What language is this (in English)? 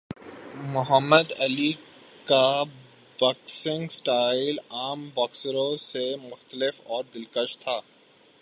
Urdu